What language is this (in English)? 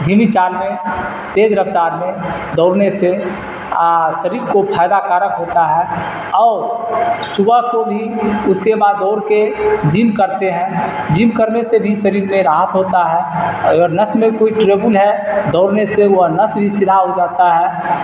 Urdu